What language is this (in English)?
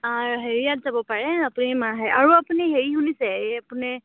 Assamese